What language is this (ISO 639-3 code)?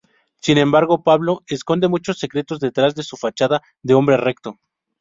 spa